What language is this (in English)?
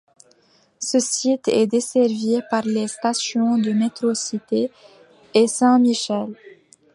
French